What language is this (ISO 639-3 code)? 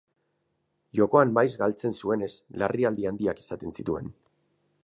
eus